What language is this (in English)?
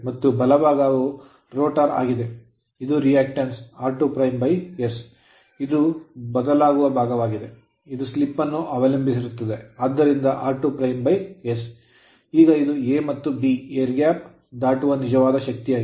Kannada